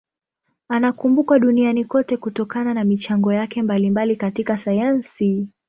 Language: Swahili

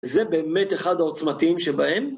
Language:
Hebrew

